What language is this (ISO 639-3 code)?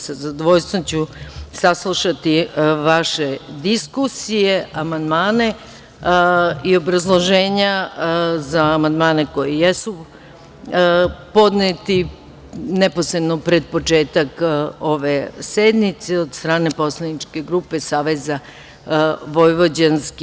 srp